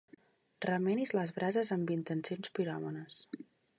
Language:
Catalan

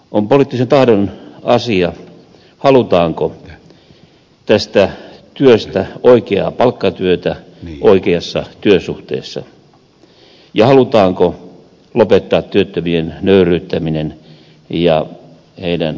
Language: Finnish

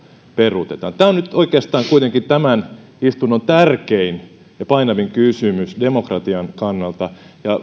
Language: Finnish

